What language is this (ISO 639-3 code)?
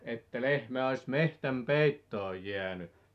fin